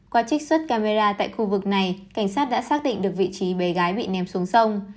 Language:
Vietnamese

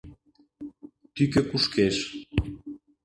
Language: Mari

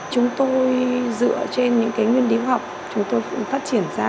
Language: Vietnamese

